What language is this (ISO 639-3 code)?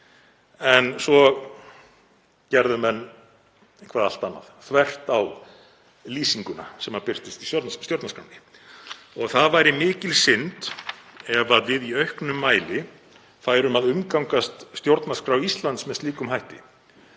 isl